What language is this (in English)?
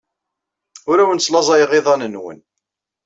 Kabyle